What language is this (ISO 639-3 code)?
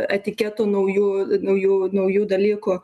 lit